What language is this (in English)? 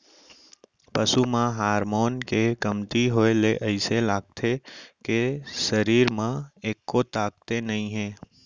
Chhattisgarhi